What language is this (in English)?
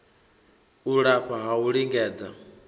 Venda